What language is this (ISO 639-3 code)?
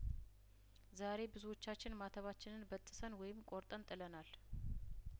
amh